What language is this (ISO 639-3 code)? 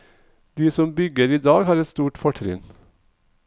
nor